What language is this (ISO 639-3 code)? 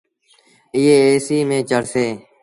sbn